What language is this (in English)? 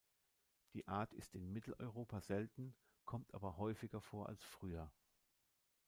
German